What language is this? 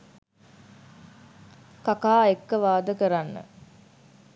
Sinhala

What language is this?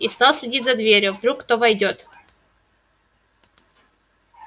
Russian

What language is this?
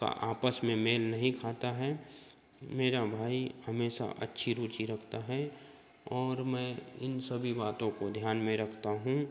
Hindi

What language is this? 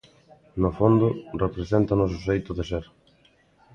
Galician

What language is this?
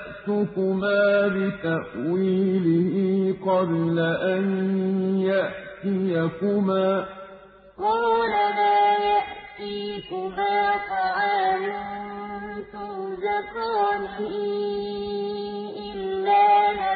Arabic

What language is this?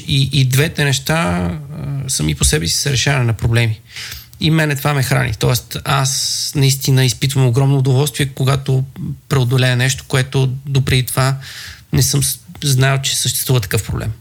Bulgarian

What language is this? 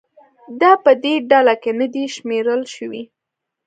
Pashto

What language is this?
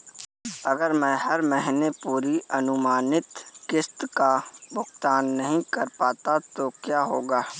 Hindi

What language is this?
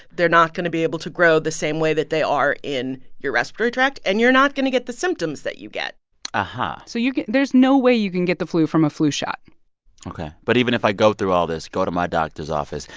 English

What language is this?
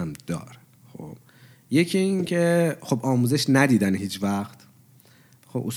Persian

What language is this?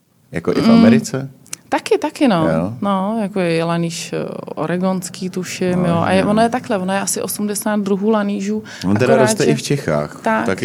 Czech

